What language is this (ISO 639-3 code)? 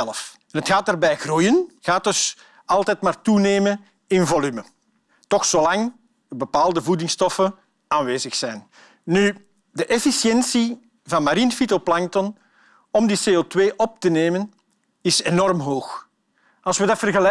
nld